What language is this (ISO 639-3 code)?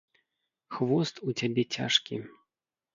bel